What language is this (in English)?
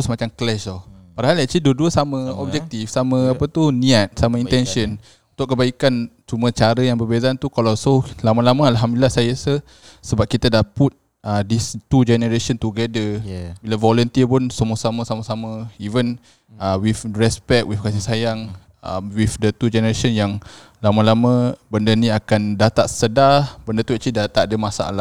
Malay